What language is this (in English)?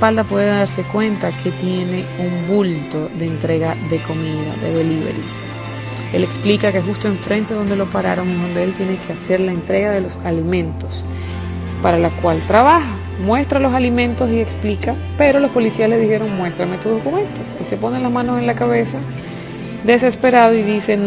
Spanish